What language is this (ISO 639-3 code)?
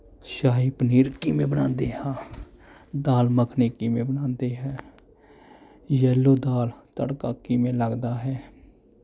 pan